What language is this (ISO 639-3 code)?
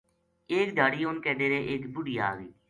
gju